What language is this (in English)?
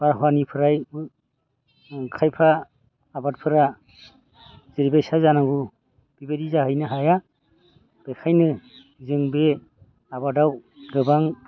Bodo